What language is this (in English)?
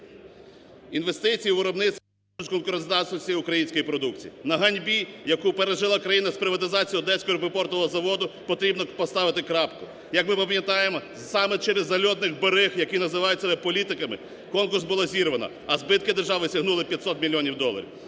Ukrainian